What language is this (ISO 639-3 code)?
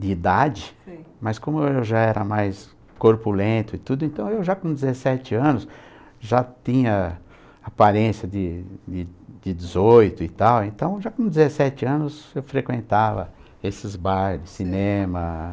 por